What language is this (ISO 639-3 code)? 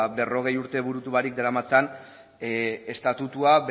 eus